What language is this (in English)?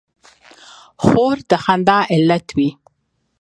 Pashto